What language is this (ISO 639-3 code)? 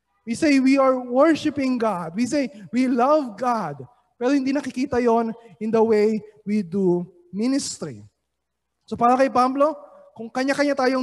fil